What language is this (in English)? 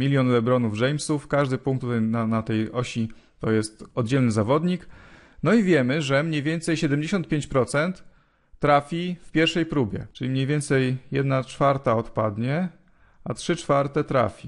Polish